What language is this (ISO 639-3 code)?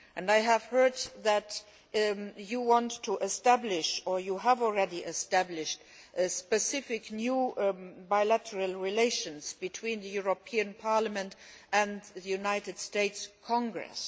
eng